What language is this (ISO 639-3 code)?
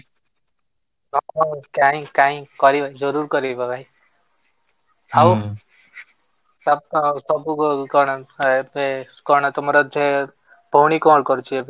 ori